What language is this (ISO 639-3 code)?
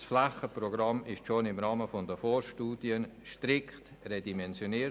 gsw